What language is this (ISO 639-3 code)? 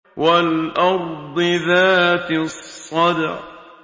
ara